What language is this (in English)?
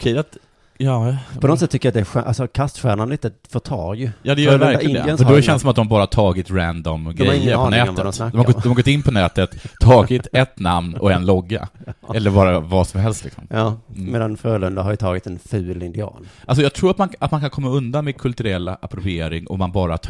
Swedish